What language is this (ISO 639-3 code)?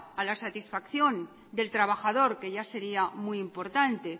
spa